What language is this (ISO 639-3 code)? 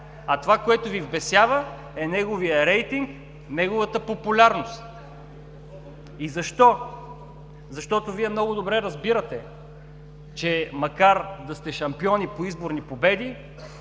bul